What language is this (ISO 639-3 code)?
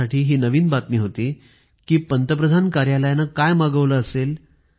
mar